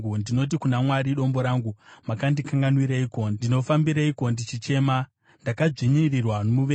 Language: Shona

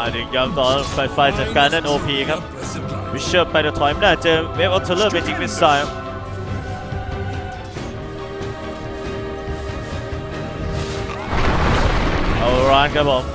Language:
Thai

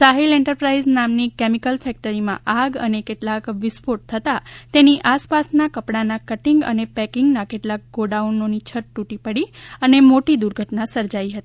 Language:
Gujarati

